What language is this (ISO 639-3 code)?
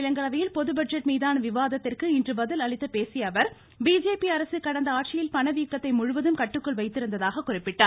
tam